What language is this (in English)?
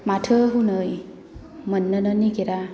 Bodo